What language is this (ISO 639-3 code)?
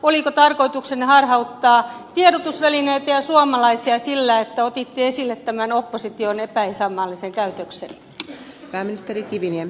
fin